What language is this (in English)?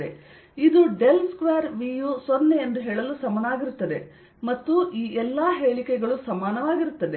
Kannada